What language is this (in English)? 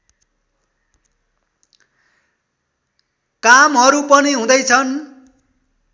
Nepali